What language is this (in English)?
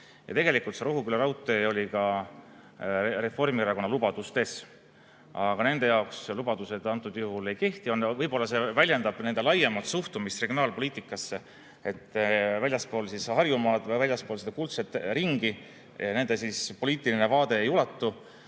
Estonian